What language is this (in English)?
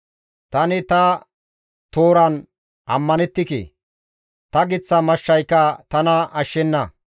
Gamo